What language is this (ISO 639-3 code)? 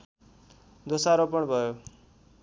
nep